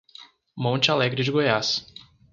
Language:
Portuguese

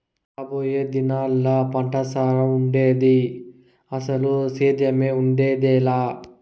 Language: Telugu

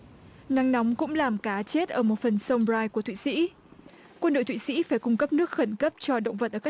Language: Vietnamese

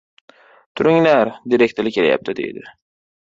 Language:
Uzbek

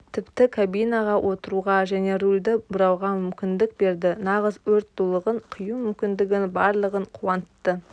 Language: Kazakh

